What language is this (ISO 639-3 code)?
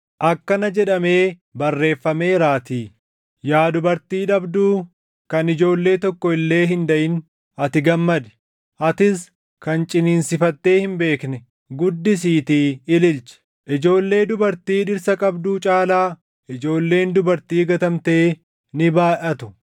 orm